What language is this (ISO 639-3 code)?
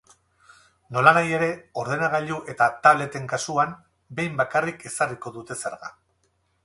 eus